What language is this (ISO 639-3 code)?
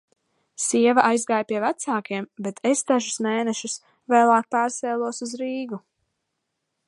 lav